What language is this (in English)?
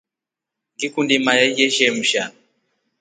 Rombo